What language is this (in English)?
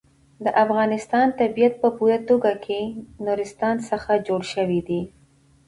Pashto